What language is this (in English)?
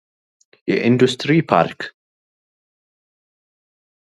Amharic